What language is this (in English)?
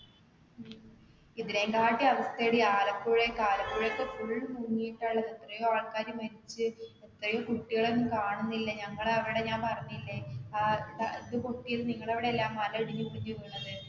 Malayalam